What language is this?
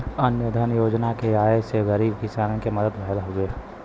Bhojpuri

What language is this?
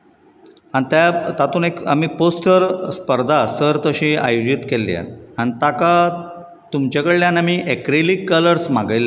Konkani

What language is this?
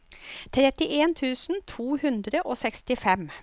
Norwegian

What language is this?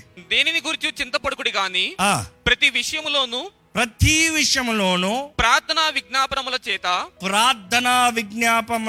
Telugu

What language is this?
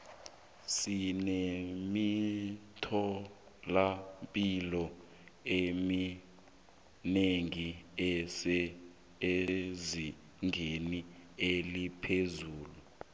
South Ndebele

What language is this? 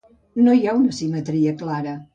Catalan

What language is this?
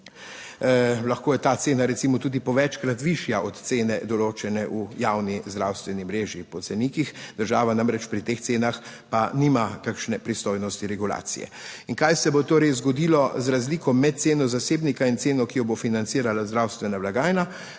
Slovenian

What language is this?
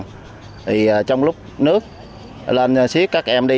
Vietnamese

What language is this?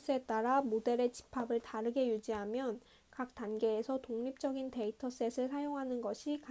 Korean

